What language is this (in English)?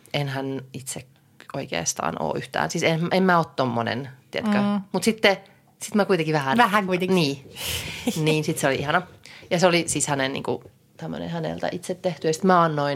Finnish